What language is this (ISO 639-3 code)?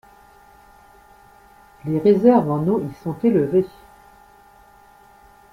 fra